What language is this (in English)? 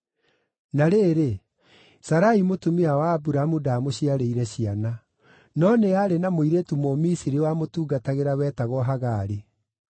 Kikuyu